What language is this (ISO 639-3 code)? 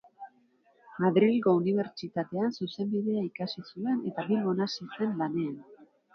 eus